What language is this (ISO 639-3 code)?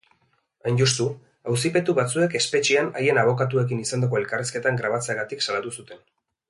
eus